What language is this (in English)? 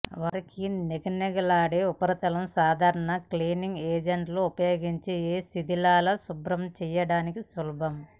Telugu